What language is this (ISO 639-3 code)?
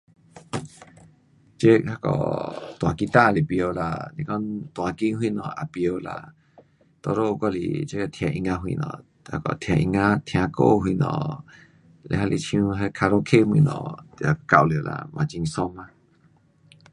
cpx